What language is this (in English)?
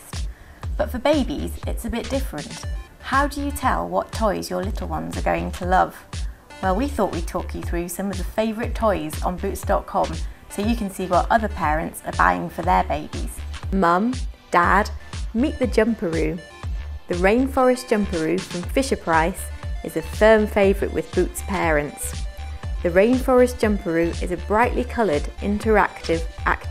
English